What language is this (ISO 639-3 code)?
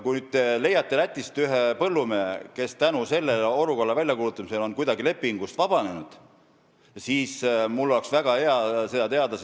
est